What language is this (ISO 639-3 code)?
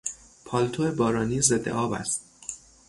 fas